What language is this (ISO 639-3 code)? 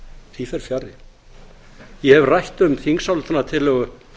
isl